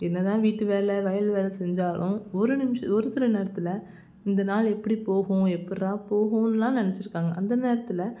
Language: Tamil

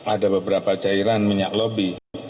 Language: Indonesian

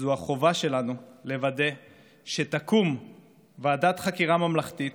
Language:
Hebrew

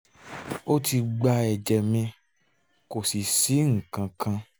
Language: Yoruba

